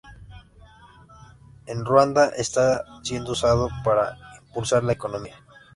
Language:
Spanish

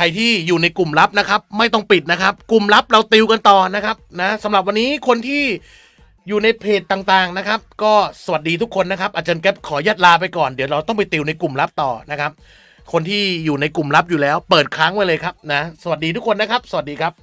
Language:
Thai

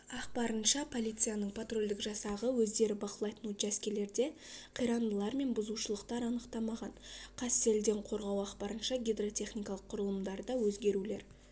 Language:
Kazakh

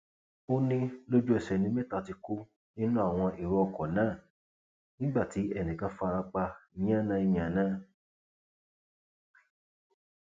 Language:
Yoruba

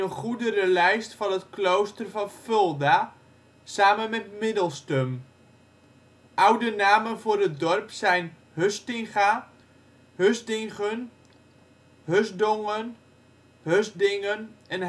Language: Dutch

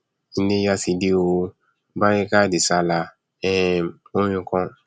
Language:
Yoruba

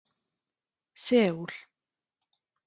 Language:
Icelandic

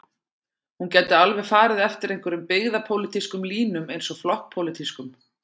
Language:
Icelandic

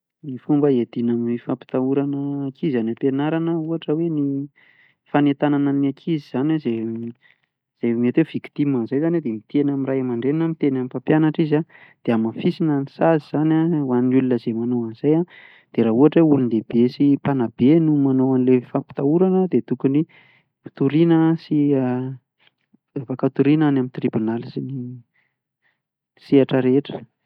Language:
Malagasy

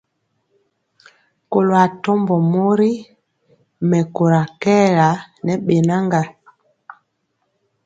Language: Mpiemo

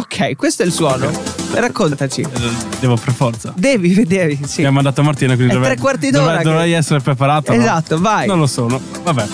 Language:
Italian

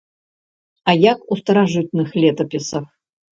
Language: Belarusian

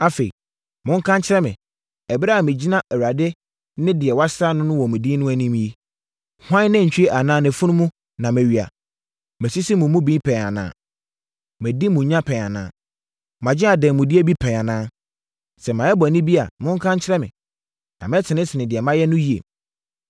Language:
Akan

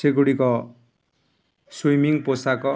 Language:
Odia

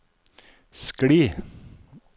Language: Norwegian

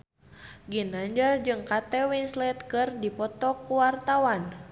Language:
Sundanese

